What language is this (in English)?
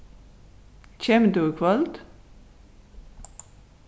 Faroese